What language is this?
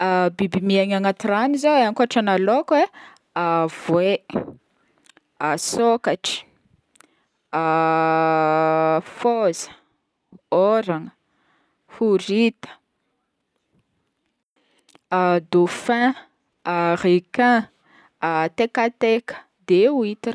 Northern Betsimisaraka Malagasy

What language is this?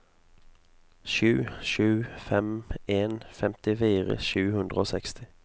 Norwegian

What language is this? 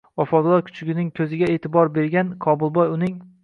Uzbek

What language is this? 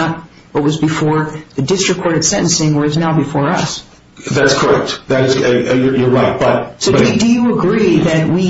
English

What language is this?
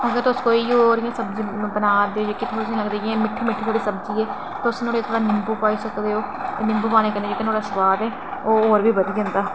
Dogri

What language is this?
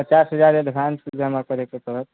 Maithili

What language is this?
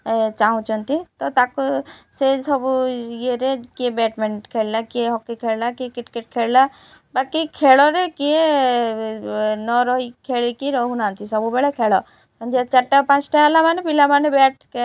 Odia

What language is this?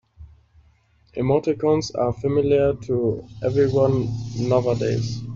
English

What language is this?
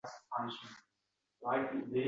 Uzbek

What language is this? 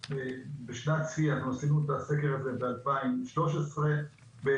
Hebrew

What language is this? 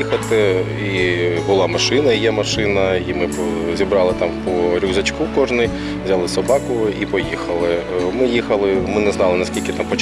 Ukrainian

